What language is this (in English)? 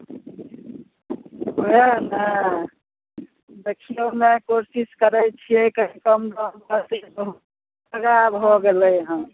Maithili